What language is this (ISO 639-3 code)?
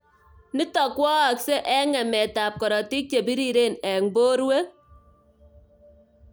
kln